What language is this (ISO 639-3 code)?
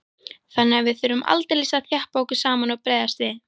isl